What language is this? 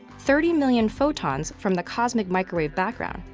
English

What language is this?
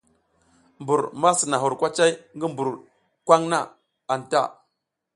South Giziga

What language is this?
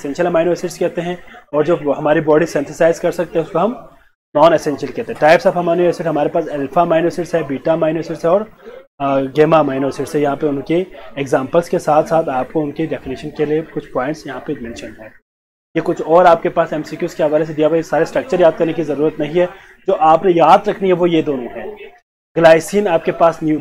Hindi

